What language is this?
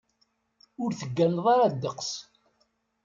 Kabyle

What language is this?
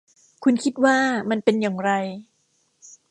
Thai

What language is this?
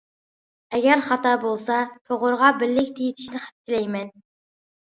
Uyghur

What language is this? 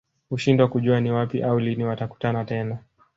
Swahili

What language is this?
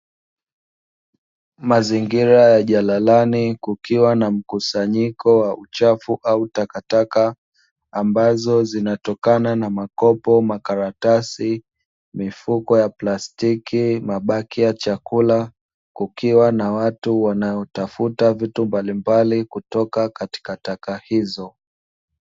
Swahili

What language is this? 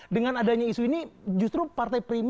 Indonesian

